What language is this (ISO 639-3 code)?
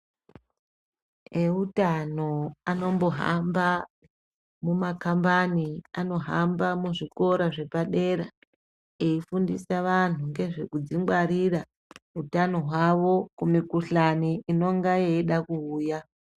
ndc